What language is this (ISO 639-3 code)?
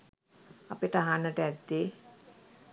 sin